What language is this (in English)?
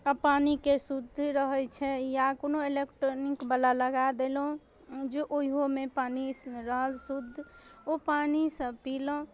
Maithili